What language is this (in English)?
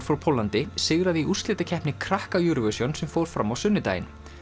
Icelandic